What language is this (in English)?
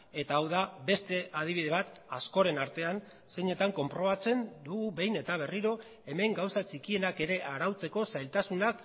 Basque